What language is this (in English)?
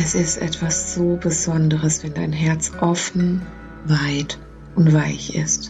German